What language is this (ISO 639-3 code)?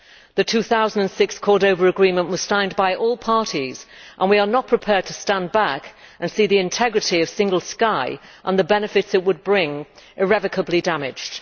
eng